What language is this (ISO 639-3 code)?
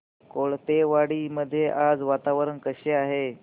mar